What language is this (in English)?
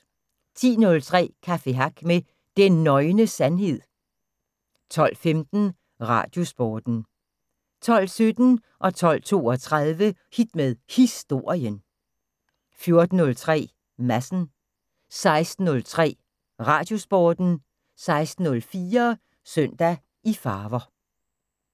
Danish